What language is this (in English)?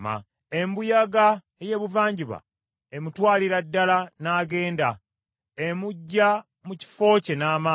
Ganda